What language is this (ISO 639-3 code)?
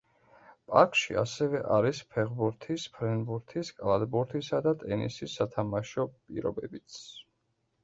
kat